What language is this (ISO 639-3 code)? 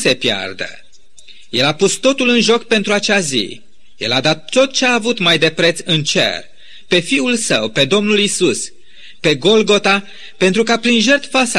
ron